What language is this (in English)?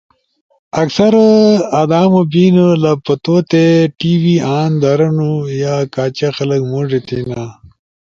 Ushojo